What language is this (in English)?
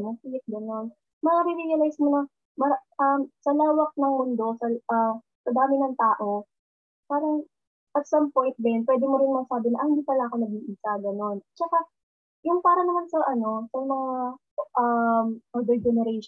Filipino